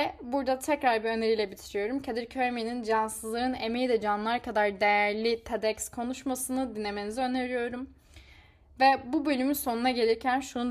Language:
Turkish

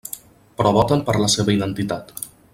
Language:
Catalan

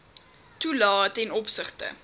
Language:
Afrikaans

